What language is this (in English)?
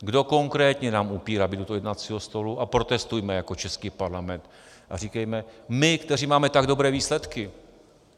Czech